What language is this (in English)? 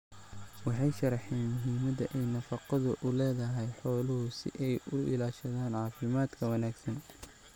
Somali